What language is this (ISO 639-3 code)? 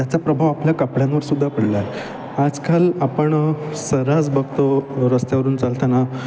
mar